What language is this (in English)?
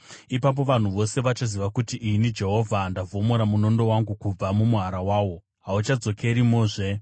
Shona